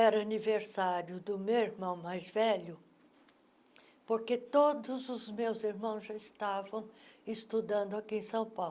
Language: Portuguese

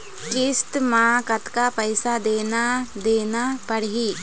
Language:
Chhattisgarhi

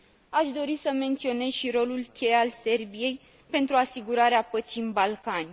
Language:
Romanian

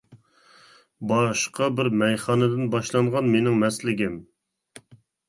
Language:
Uyghur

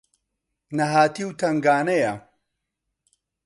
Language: Central Kurdish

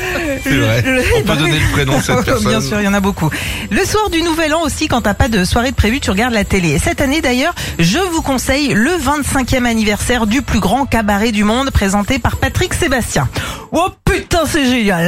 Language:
French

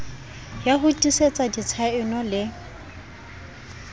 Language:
Southern Sotho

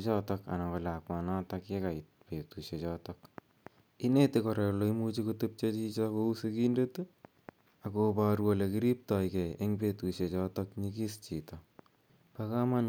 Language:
Kalenjin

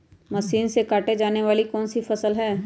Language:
Magahi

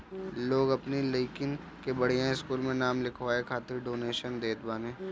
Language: Bhojpuri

